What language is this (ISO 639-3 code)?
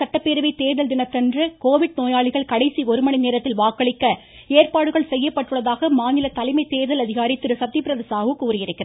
tam